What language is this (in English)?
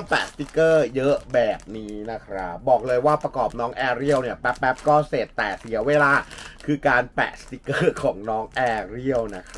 Thai